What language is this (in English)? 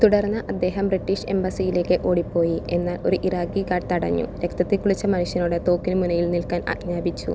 Malayalam